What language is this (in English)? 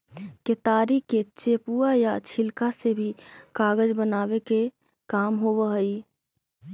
Magahi